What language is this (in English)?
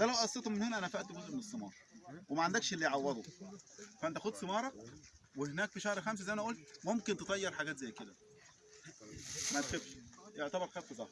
Arabic